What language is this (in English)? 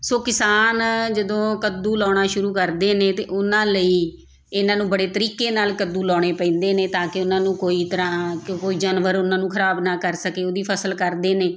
Punjabi